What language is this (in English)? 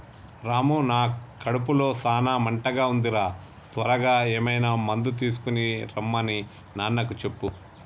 Telugu